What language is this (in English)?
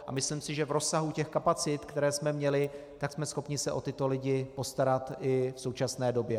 Czech